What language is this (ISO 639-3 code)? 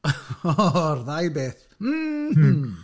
cym